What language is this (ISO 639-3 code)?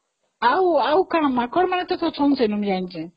ori